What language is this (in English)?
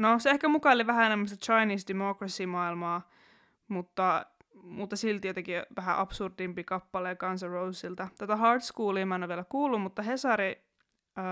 Finnish